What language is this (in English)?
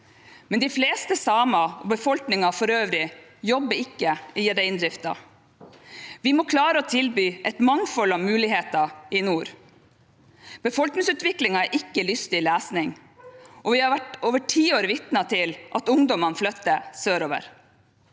Norwegian